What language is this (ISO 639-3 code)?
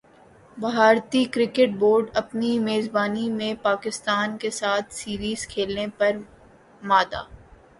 urd